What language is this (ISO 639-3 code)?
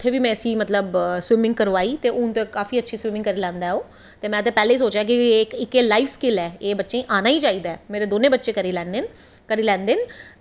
doi